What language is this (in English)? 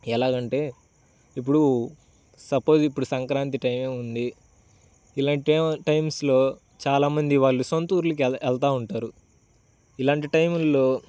Telugu